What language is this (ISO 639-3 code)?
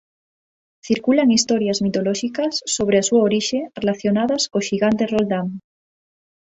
glg